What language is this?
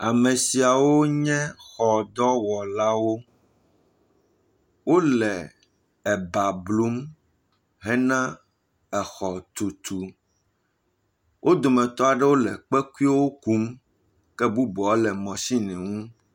Ewe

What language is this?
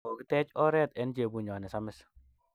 Kalenjin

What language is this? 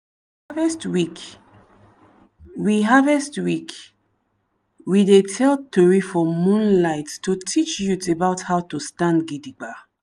Nigerian Pidgin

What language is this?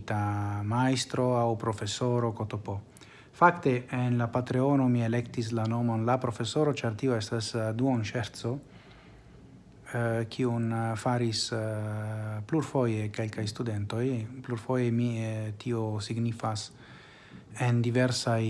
Italian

